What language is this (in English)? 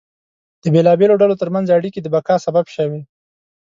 Pashto